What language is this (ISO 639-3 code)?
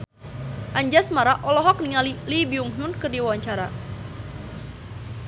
sun